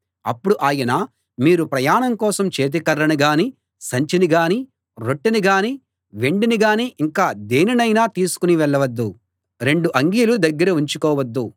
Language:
Telugu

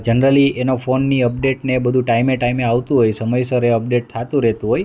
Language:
Gujarati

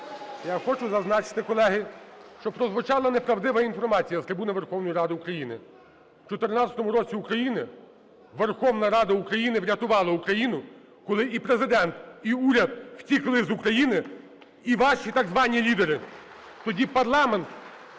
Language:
Ukrainian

